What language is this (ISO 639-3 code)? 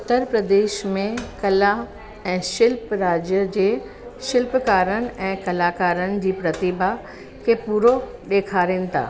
snd